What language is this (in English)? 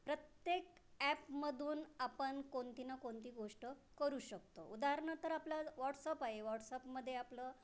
Marathi